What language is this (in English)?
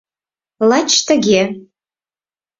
Mari